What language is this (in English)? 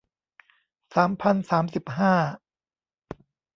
Thai